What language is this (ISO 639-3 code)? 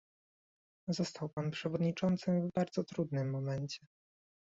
pol